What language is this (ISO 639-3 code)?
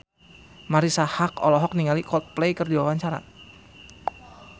sun